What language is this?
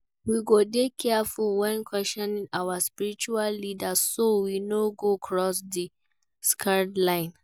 Nigerian Pidgin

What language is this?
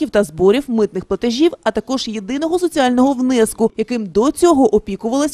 Ukrainian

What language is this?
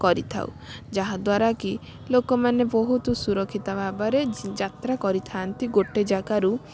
Odia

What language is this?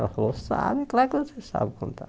Portuguese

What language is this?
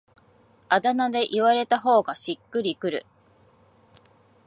Japanese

